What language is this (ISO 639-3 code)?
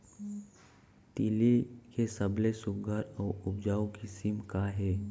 hne